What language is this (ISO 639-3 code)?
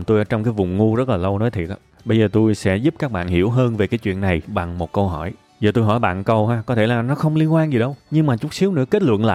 vie